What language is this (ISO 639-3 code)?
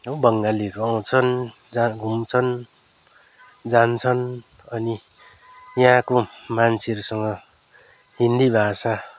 nep